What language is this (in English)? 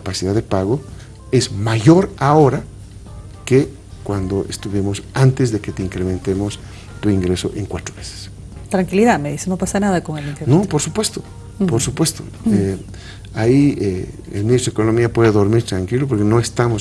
Spanish